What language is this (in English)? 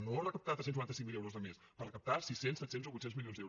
Catalan